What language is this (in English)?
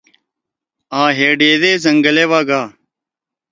Torwali